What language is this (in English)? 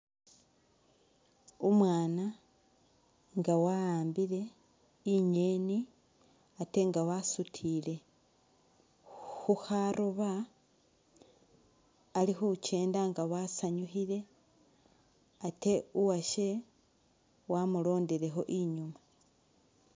Masaaba